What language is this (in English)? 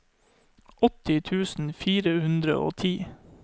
Norwegian